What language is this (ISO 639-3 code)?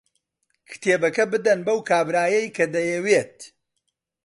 ckb